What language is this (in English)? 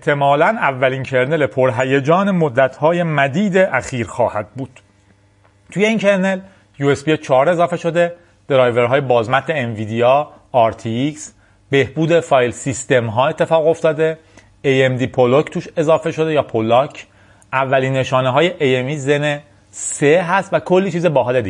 Persian